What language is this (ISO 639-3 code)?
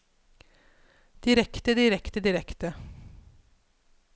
nor